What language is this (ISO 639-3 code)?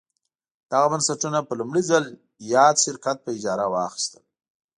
pus